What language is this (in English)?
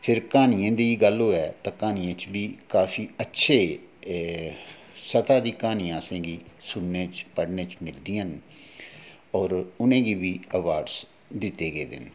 Dogri